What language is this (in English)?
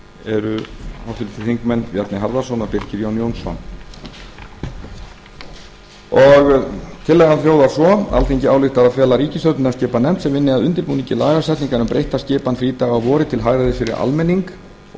Icelandic